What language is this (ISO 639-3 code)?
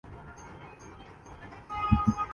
urd